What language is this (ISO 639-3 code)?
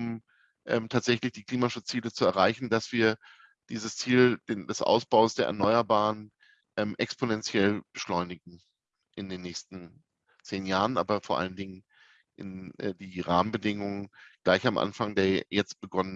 deu